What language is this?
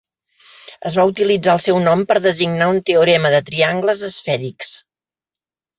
Catalan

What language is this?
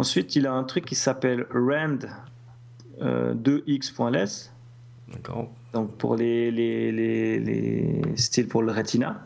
French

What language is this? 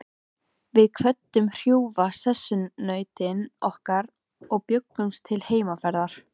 Icelandic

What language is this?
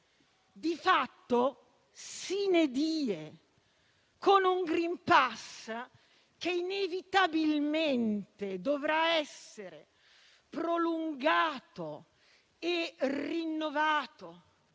Italian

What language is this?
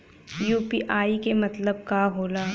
Bhojpuri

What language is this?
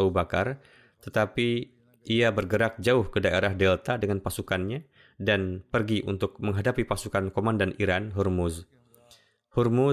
Indonesian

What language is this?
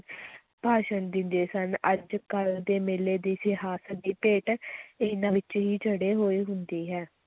Punjabi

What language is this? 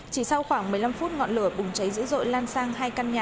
Vietnamese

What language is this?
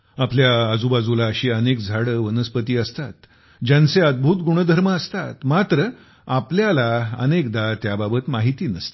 Marathi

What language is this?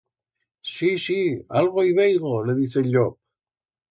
Aragonese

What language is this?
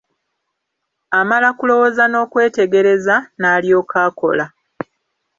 Ganda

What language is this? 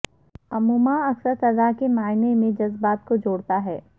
Urdu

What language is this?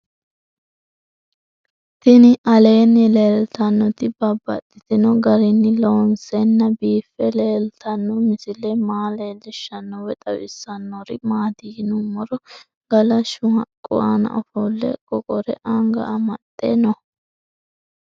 Sidamo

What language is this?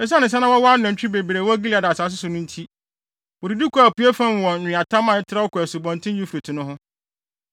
Akan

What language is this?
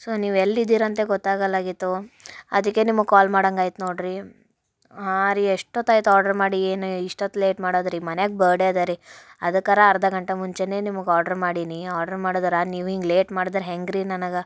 Kannada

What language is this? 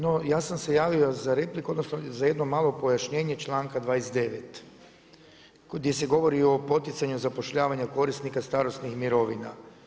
Croatian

